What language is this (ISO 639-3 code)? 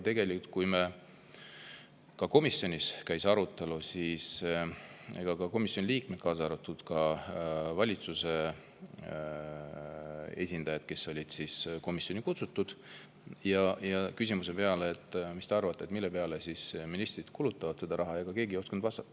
est